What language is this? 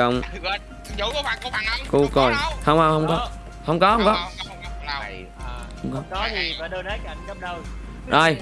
Vietnamese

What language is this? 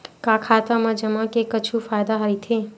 Chhattisgarhi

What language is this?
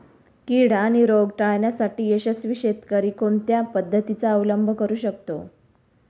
Marathi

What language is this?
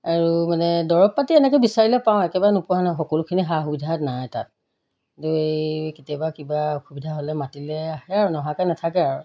Assamese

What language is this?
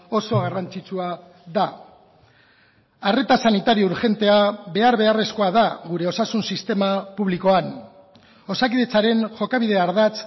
Basque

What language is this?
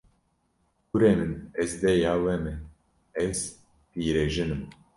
Kurdish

